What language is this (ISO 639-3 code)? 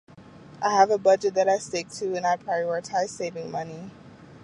eng